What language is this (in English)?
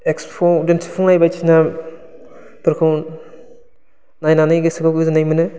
Bodo